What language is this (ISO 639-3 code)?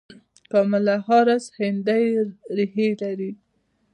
pus